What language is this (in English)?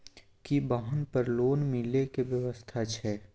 Maithili